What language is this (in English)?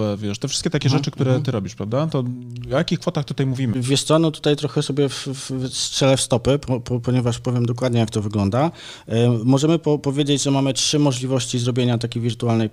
Polish